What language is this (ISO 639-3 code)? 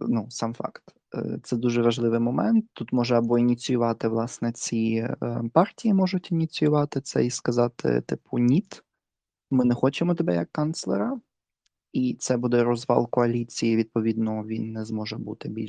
ukr